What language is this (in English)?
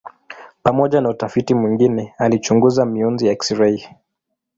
Swahili